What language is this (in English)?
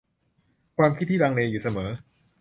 Thai